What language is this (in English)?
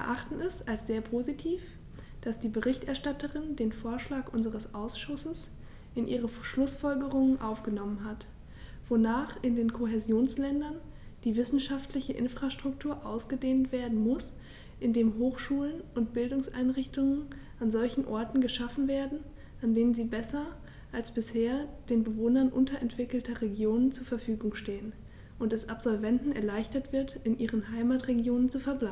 German